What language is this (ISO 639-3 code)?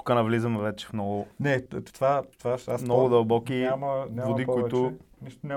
bul